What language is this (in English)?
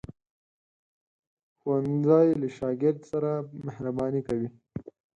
Pashto